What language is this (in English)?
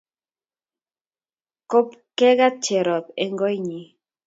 Kalenjin